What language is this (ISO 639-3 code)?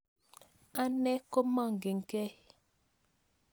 kln